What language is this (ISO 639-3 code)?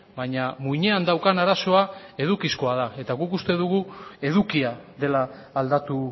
eus